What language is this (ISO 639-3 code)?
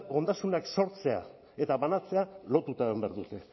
eus